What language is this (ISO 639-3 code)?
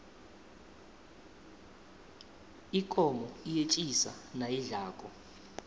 nbl